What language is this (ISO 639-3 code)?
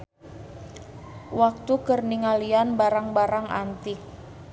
sun